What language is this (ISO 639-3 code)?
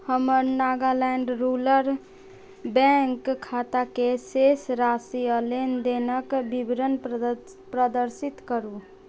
mai